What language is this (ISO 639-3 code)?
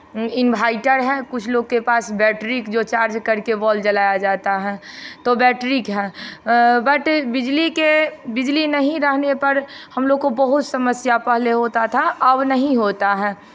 hin